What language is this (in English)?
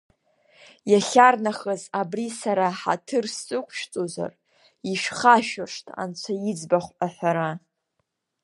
Abkhazian